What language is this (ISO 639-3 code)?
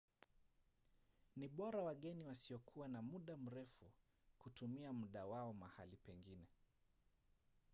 swa